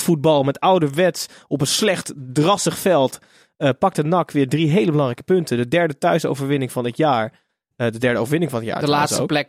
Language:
Dutch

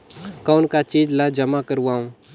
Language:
Chhattisgarhi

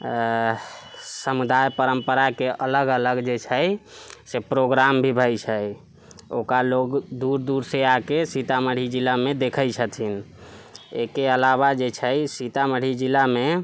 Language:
Maithili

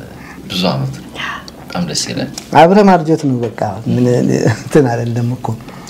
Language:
Arabic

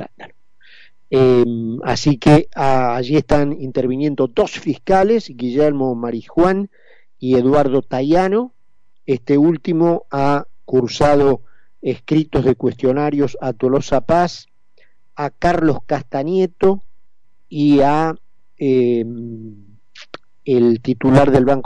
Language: Spanish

